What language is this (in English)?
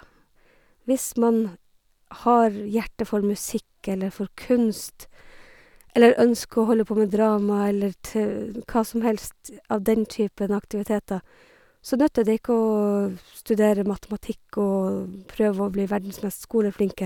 Norwegian